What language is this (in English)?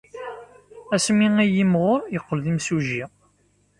Kabyle